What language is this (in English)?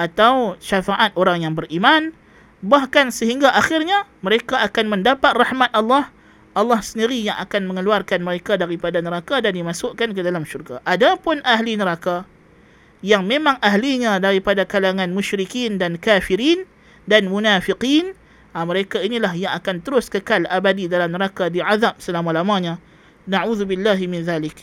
Malay